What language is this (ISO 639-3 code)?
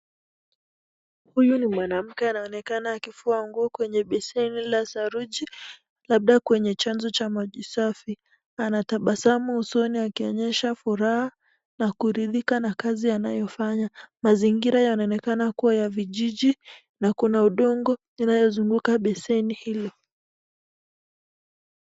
swa